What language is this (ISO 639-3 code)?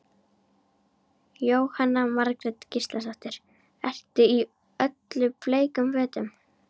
isl